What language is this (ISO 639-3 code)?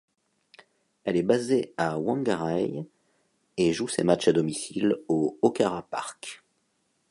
fra